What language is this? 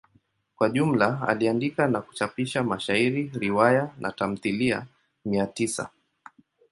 Swahili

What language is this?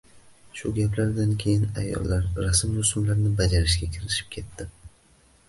Uzbek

